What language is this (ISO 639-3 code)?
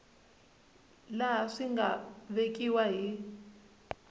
tso